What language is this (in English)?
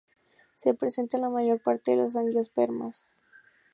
Spanish